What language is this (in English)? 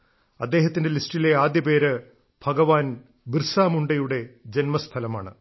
Malayalam